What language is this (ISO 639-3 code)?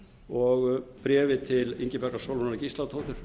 isl